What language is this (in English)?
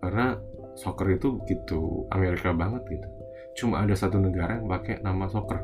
Indonesian